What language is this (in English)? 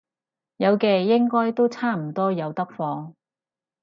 Cantonese